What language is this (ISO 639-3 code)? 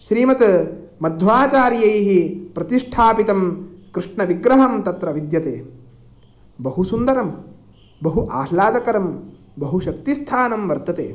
san